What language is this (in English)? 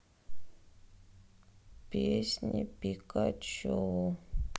Russian